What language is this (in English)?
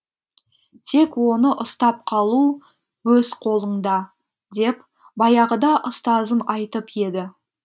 Kazakh